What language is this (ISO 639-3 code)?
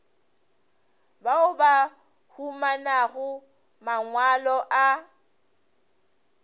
nso